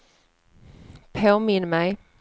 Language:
Swedish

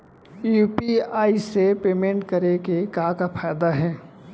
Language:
Chhattisgarhi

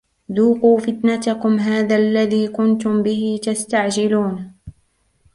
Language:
Arabic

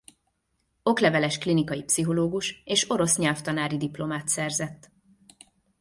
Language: Hungarian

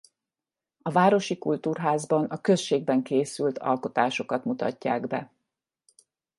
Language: Hungarian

